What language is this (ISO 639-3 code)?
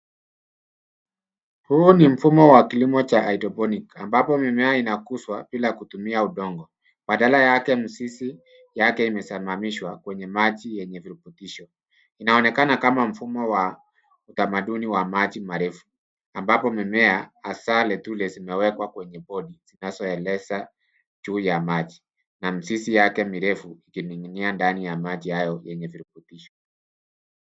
swa